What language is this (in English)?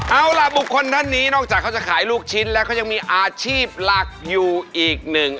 Thai